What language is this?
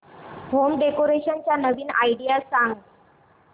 Marathi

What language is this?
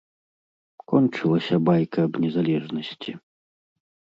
Belarusian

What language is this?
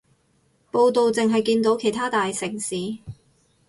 Cantonese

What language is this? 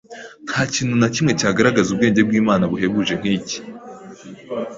Kinyarwanda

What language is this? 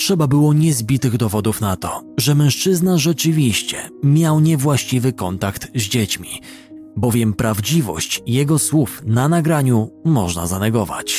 Polish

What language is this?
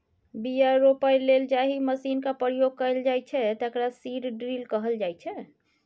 Maithili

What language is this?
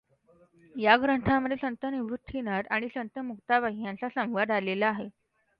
Marathi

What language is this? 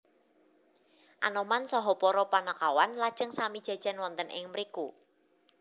Javanese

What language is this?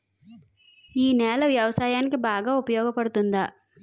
Telugu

